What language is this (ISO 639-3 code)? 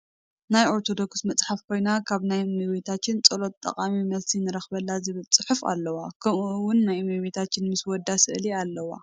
tir